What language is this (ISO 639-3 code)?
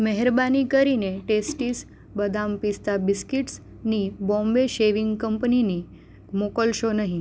guj